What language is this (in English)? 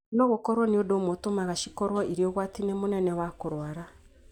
Kikuyu